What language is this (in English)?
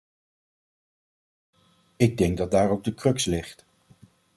Dutch